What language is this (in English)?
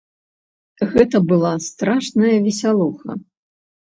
Belarusian